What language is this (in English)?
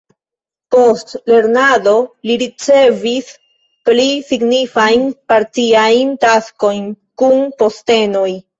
Esperanto